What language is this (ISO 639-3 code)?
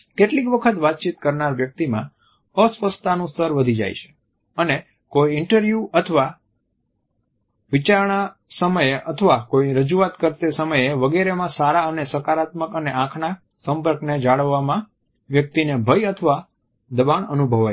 guj